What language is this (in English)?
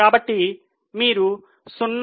Telugu